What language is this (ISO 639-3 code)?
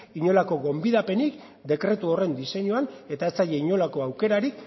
eus